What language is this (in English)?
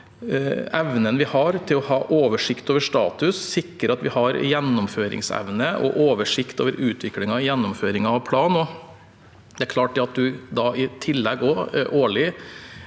Norwegian